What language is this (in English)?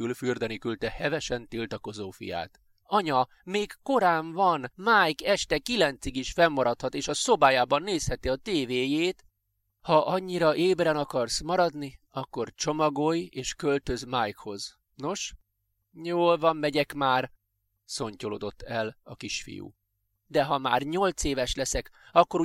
Hungarian